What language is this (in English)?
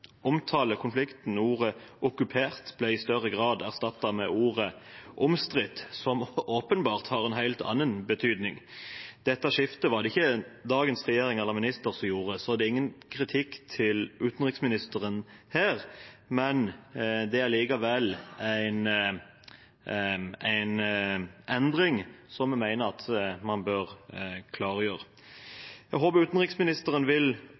Norwegian Bokmål